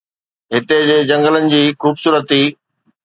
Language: Sindhi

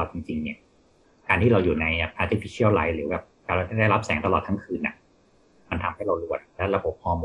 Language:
Thai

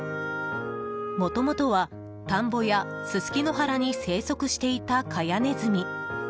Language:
Japanese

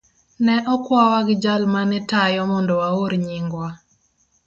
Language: Luo (Kenya and Tanzania)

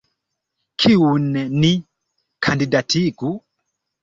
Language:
Esperanto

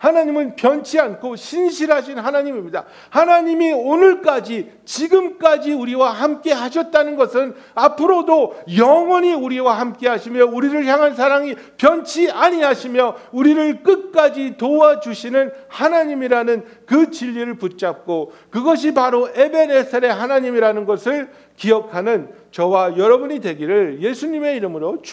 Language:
Korean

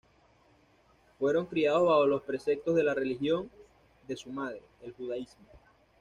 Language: Spanish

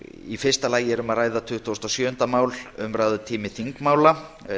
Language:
Icelandic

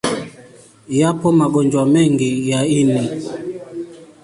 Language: Swahili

